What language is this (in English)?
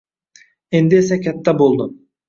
Uzbek